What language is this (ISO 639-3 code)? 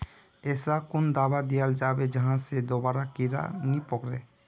mag